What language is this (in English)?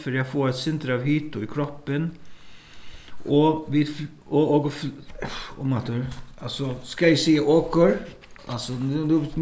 Faroese